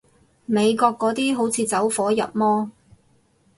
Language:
Cantonese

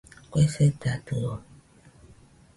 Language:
Nüpode Huitoto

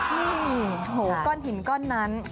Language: Thai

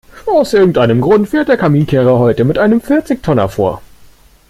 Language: German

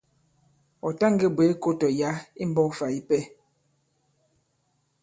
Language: Bankon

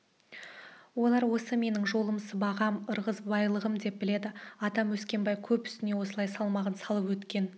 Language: Kazakh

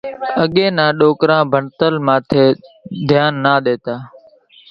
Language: Kachi Koli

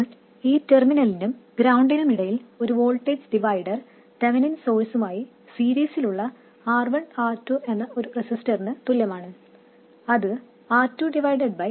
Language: Malayalam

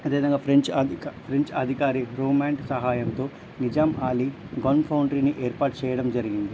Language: Telugu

